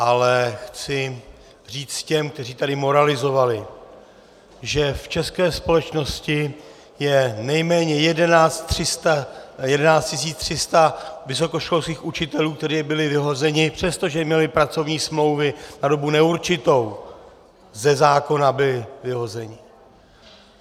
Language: Czech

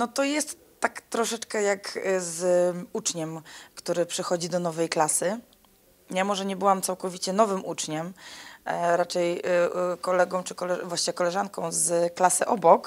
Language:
Polish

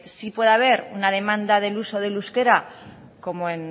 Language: Spanish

